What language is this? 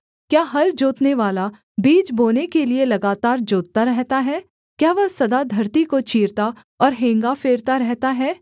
Hindi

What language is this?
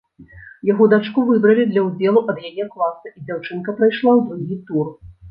Belarusian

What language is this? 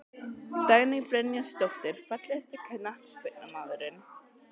Icelandic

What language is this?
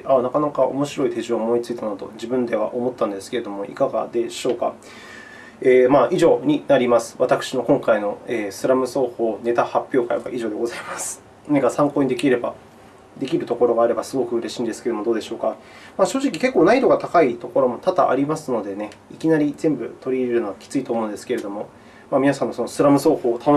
Japanese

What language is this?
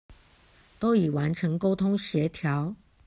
Chinese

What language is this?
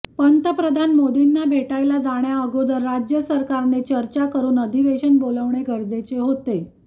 Marathi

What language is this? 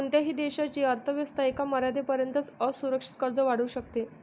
Marathi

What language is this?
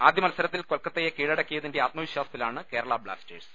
Malayalam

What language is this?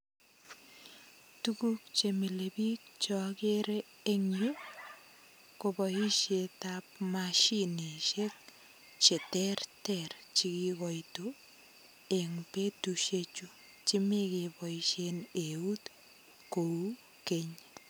Kalenjin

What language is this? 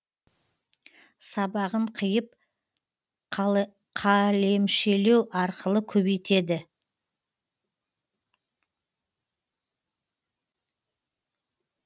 Kazakh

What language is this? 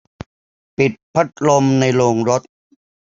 Thai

